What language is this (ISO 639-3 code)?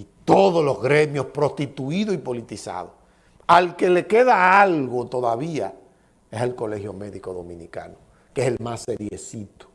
spa